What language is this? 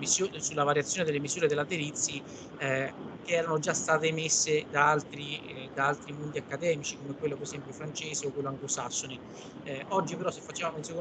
Italian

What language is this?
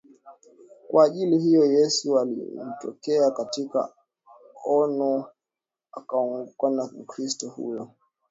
Swahili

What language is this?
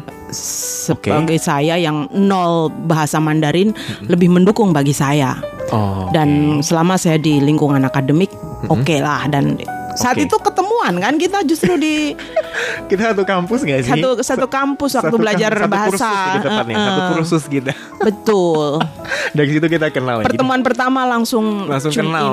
Indonesian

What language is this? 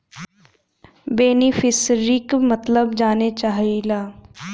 Bhojpuri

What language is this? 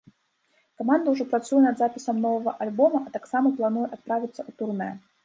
Belarusian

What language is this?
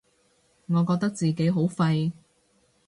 Cantonese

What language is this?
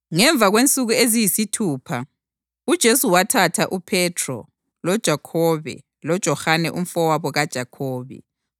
North Ndebele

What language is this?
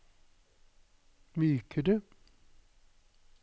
Norwegian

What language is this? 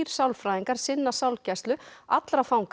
Icelandic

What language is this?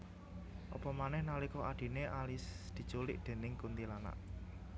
Javanese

